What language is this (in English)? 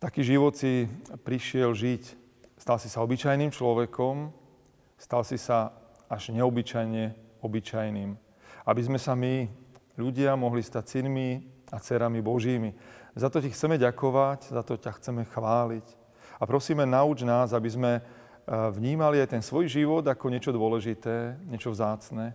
Slovak